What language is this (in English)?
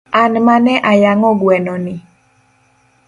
Luo (Kenya and Tanzania)